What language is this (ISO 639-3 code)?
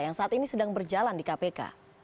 ind